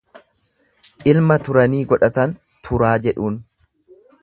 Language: Oromo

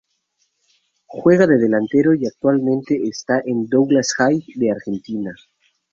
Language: Spanish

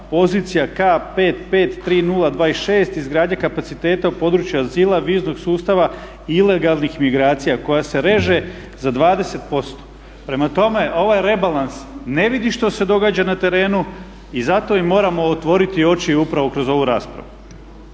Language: Croatian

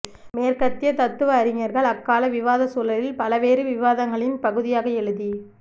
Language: Tamil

